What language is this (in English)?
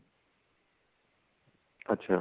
Punjabi